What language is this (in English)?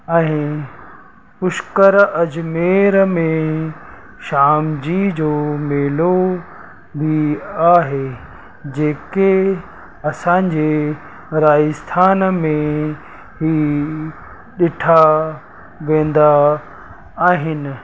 Sindhi